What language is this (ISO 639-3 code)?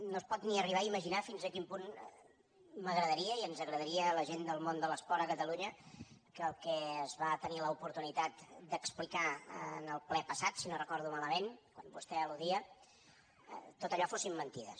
cat